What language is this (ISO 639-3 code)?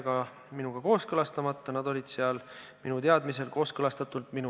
est